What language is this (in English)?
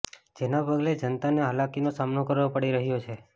Gujarati